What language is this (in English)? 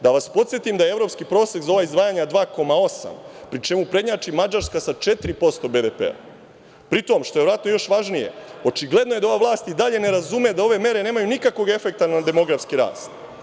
Serbian